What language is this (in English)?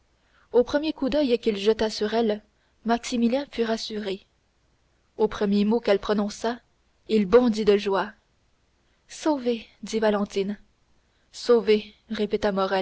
French